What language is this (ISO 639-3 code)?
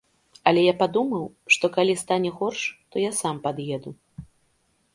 bel